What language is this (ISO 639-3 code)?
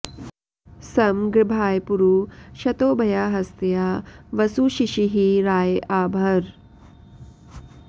san